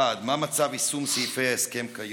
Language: Hebrew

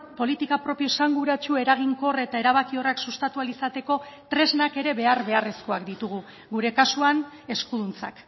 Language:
Basque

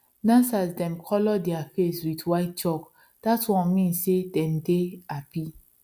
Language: Nigerian Pidgin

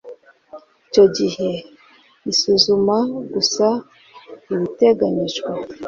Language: Kinyarwanda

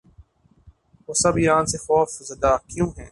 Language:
Urdu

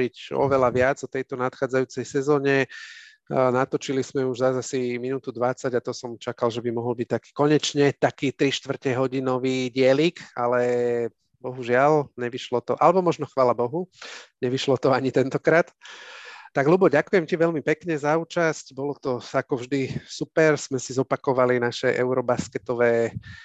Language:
Slovak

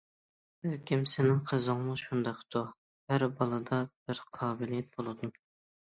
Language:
Uyghur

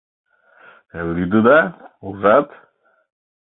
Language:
Mari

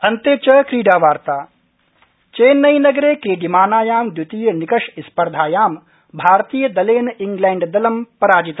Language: Sanskrit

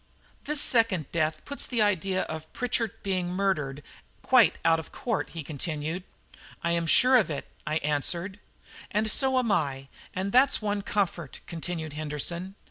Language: English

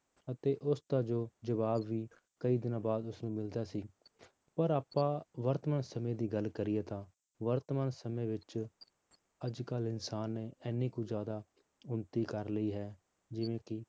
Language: Punjabi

